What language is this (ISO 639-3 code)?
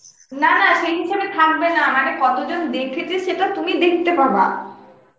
ben